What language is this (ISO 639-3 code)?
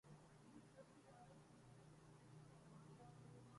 urd